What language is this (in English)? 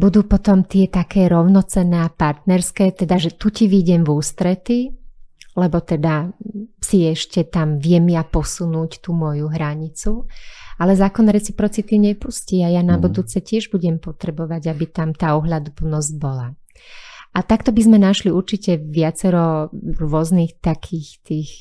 Slovak